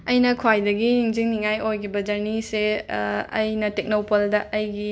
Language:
Manipuri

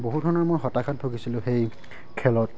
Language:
Assamese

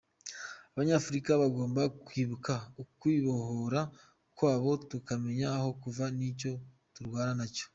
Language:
Kinyarwanda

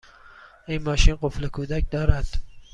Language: Persian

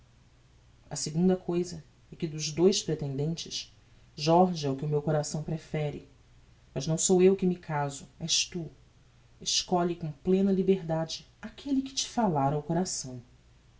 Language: Portuguese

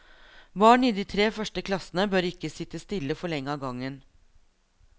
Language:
Norwegian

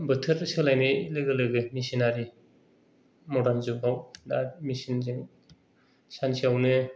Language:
Bodo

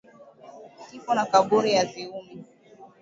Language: Swahili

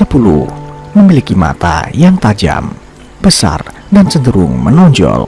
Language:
Indonesian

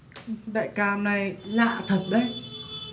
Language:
Vietnamese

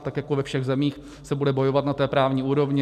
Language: Czech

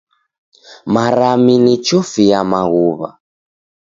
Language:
Taita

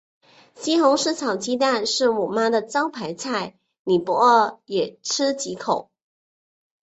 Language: Chinese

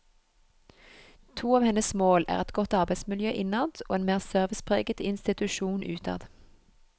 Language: Norwegian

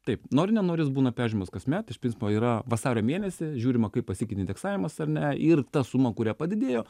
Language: Lithuanian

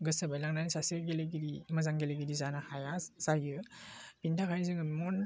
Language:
Bodo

